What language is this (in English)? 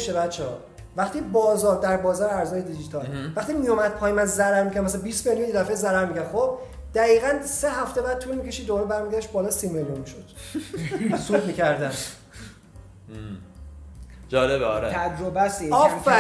Persian